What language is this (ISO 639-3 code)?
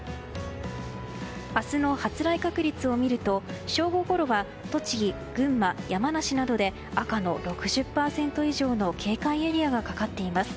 jpn